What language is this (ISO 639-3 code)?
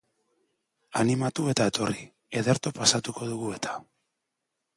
eus